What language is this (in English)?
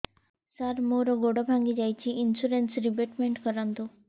Odia